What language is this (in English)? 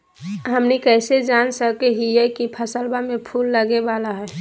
Magahi